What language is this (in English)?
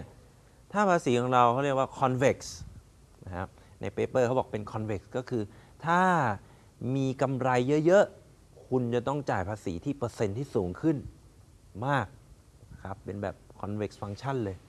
Thai